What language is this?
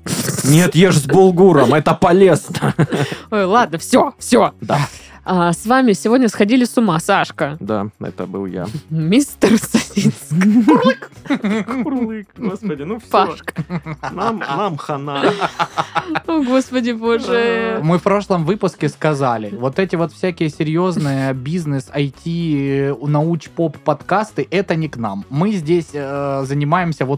Russian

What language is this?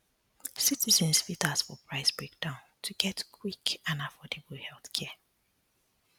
Nigerian Pidgin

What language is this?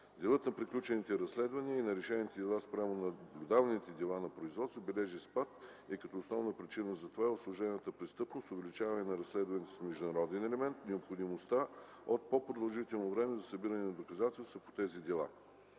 Bulgarian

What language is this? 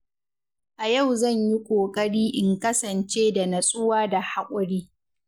Hausa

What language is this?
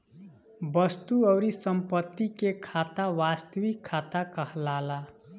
Bhojpuri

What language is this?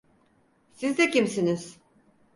Turkish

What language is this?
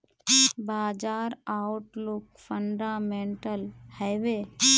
Magahi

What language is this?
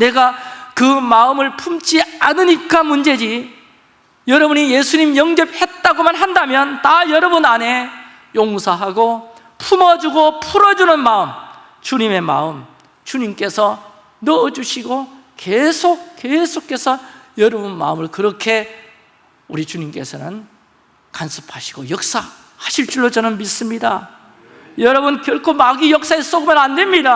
Korean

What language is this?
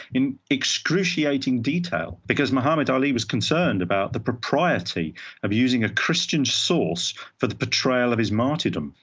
English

